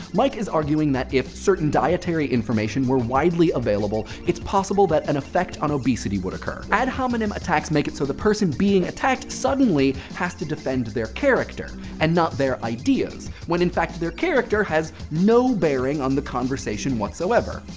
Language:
English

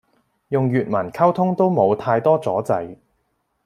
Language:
Cantonese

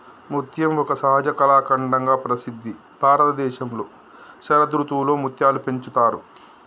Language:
Telugu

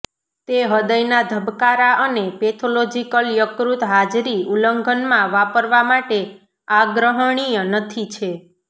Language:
Gujarati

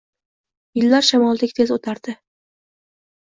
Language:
Uzbek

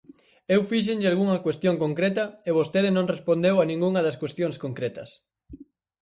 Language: Galician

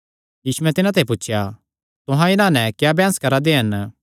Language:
Kangri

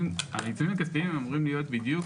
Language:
Hebrew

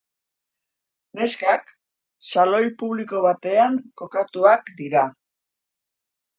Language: Basque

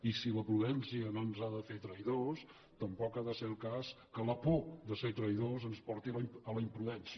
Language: Catalan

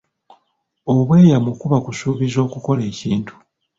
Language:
Ganda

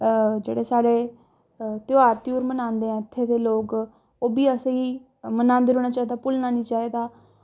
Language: Dogri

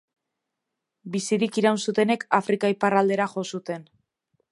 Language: Basque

